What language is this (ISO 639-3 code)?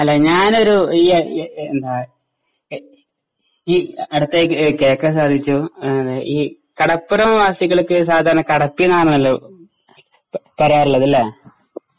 mal